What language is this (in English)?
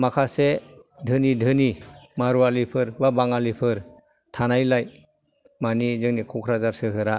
Bodo